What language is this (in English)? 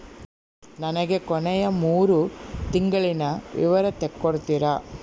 Kannada